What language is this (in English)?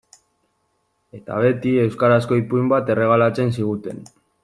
Basque